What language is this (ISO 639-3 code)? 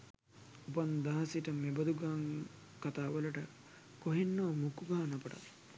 sin